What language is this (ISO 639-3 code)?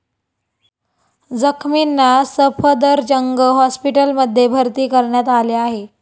mar